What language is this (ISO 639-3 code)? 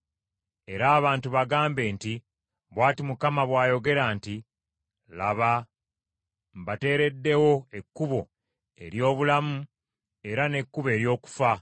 lug